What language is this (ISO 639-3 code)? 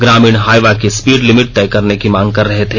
hin